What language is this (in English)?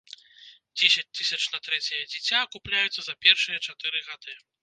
Belarusian